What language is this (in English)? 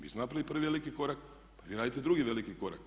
Croatian